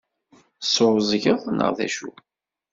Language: Kabyle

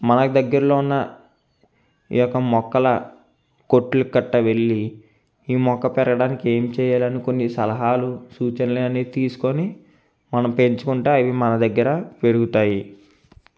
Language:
Telugu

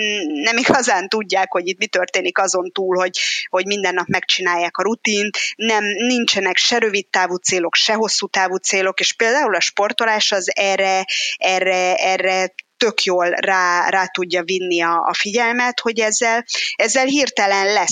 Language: Hungarian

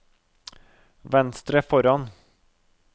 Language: Norwegian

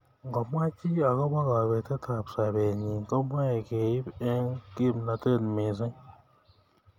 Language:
Kalenjin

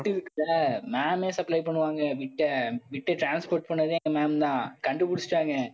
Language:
Tamil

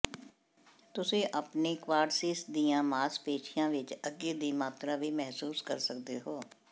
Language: Punjabi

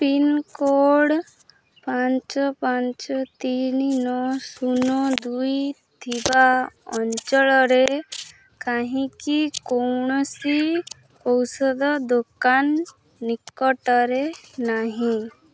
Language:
Odia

